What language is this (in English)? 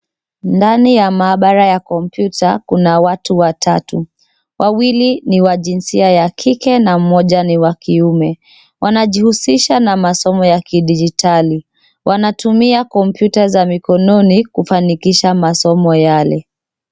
Swahili